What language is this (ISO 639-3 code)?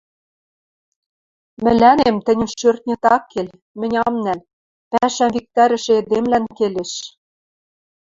mrj